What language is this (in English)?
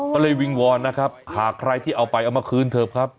Thai